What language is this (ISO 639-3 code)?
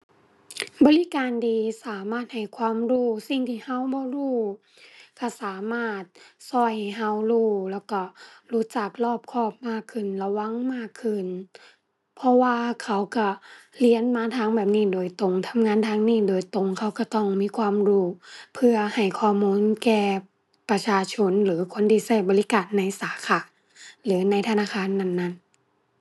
tha